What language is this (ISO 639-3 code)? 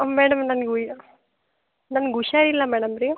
kan